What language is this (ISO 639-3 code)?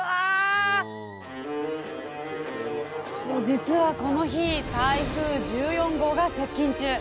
jpn